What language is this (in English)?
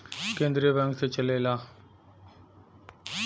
Bhojpuri